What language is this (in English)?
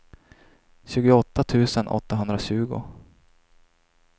Swedish